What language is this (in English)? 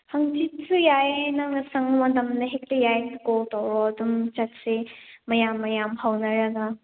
Manipuri